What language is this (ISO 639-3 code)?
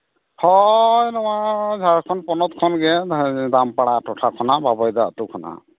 sat